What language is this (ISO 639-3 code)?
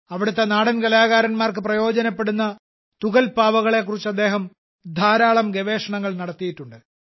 mal